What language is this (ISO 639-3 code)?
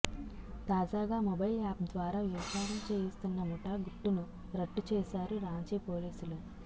tel